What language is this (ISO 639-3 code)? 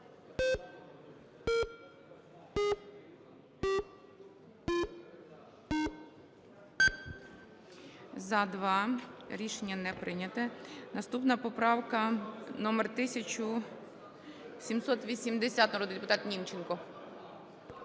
ukr